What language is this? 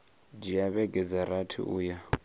Venda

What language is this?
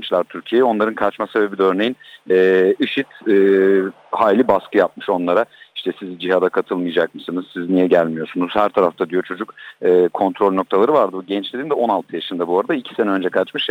Turkish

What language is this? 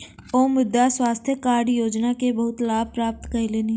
Maithili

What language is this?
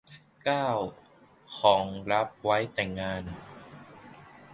Thai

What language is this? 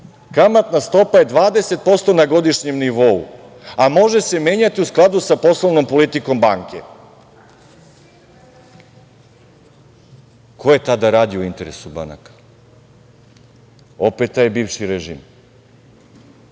Serbian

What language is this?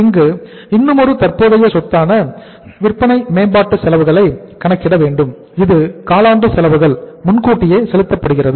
Tamil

